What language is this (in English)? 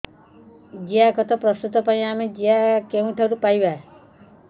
Odia